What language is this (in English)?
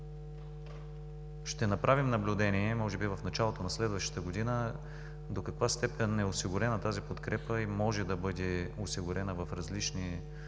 Bulgarian